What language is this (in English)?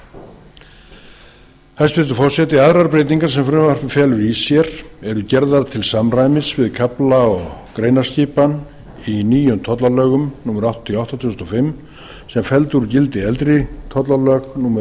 Icelandic